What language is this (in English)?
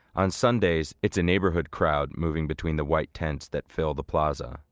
English